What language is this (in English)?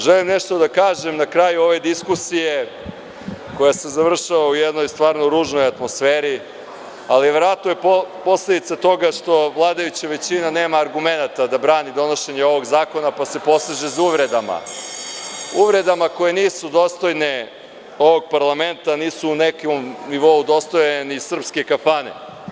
Serbian